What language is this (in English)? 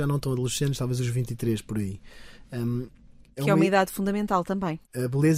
Portuguese